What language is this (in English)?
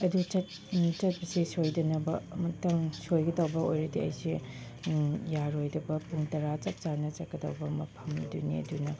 Manipuri